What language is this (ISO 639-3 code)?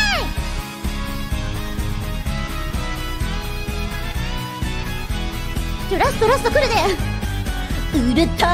kor